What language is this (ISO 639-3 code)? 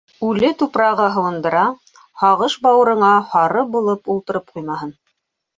bak